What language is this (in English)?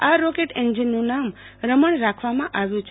Gujarati